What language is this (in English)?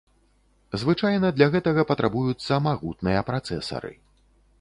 Belarusian